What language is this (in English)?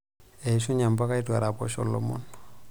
Masai